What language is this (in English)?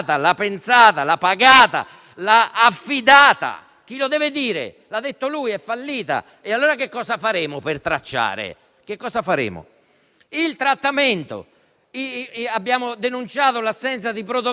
Italian